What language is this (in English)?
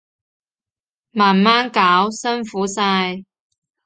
Cantonese